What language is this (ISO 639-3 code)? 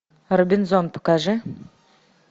rus